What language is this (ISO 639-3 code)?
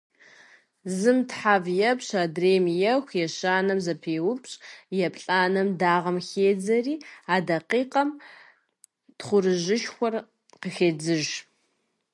kbd